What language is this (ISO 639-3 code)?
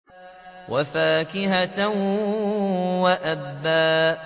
ara